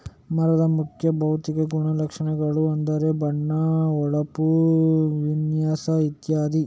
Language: Kannada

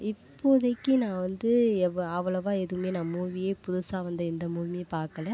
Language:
Tamil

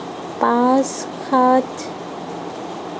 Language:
Assamese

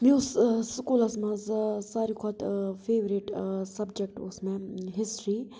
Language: Kashmiri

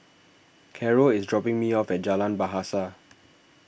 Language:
English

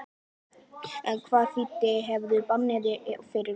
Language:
Icelandic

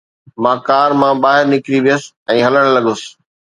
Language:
Sindhi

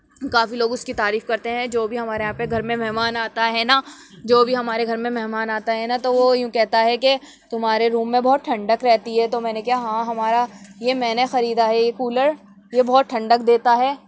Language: Urdu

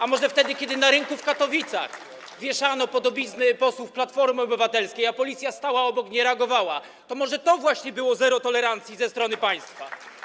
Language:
Polish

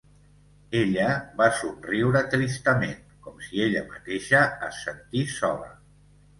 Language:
Catalan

